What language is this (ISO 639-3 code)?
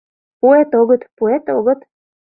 chm